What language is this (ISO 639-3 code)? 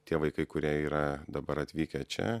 lit